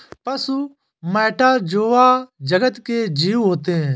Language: Hindi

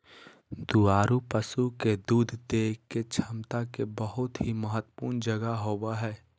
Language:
Magahi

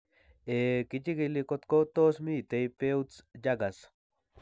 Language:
Kalenjin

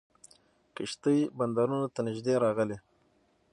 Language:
Pashto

